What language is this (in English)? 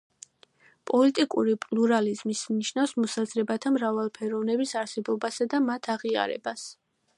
Georgian